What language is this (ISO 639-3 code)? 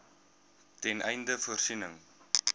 afr